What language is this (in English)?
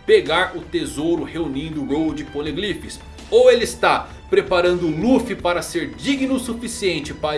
Portuguese